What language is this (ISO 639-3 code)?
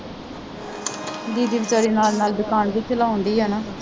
pan